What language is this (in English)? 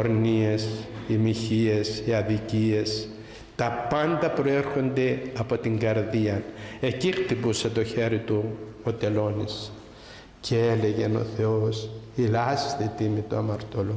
Greek